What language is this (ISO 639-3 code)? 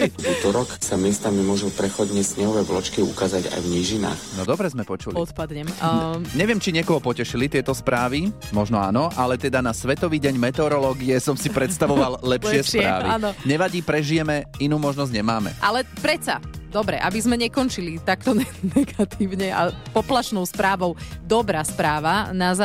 slk